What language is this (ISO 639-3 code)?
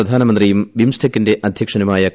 mal